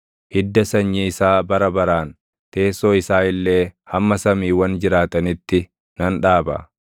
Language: Oromo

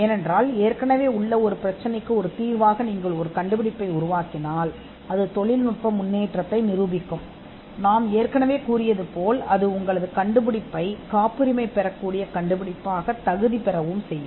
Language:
Tamil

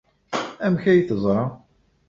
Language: Kabyle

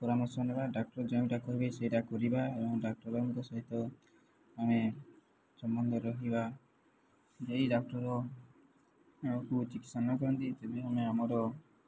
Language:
Odia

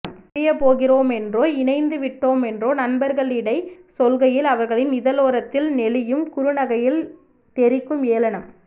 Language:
Tamil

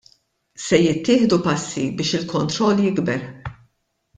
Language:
Maltese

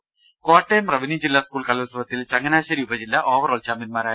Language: Malayalam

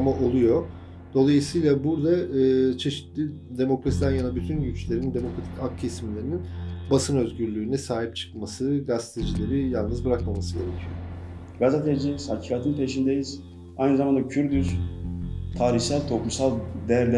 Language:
Turkish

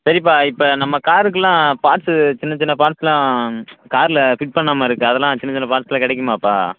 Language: Tamil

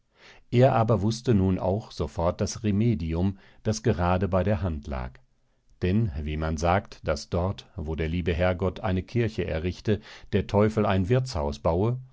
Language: German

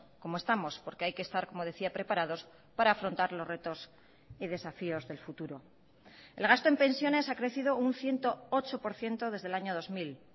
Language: Spanish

